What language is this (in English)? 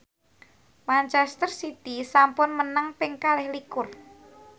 Javanese